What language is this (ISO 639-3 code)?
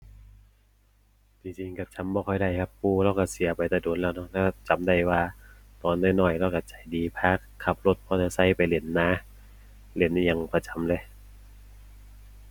tha